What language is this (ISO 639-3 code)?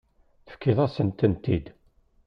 kab